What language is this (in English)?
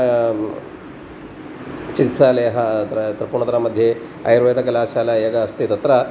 Sanskrit